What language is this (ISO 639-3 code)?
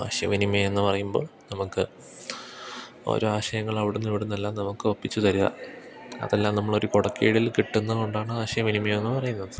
mal